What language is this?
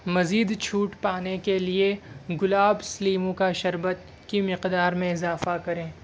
Urdu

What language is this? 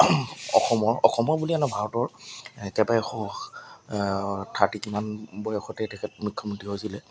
Assamese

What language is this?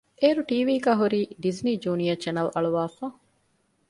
Divehi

